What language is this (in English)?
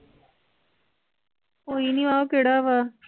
Punjabi